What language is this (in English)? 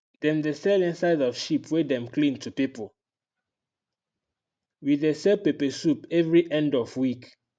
Nigerian Pidgin